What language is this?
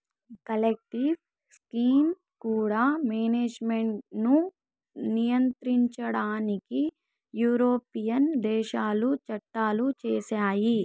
Telugu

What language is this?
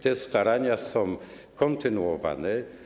Polish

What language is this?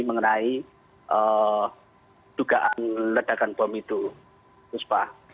Indonesian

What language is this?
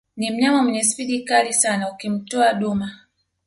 Swahili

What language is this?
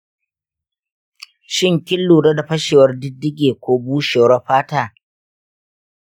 Hausa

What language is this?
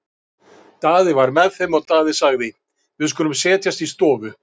Icelandic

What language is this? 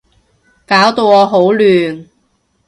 Cantonese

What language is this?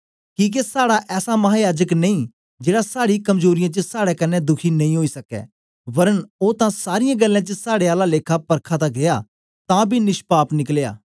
Dogri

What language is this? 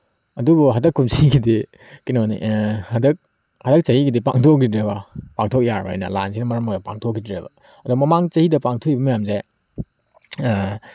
Manipuri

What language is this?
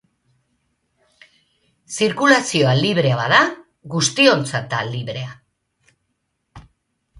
Basque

